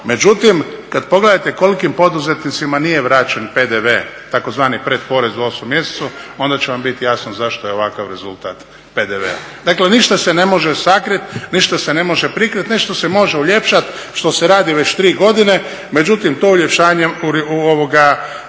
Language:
Croatian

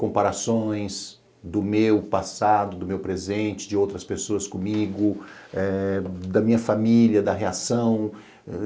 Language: Portuguese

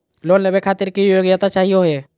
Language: Magahi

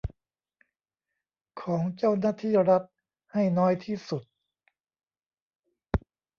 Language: Thai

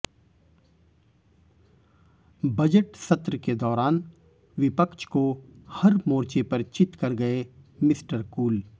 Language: Hindi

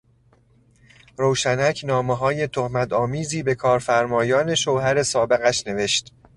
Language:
Persian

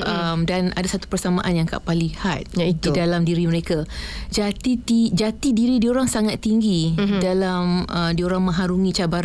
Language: Malay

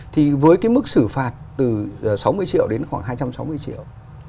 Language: Vietnamese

